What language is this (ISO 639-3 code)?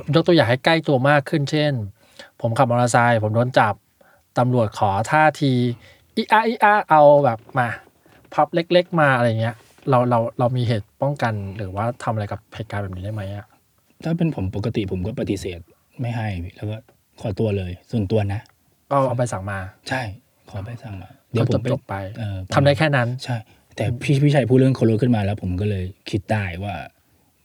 tha